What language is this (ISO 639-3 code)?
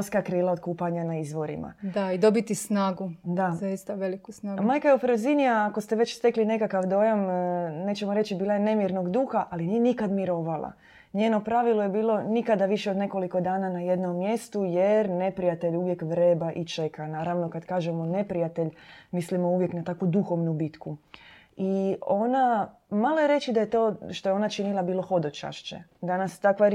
hrv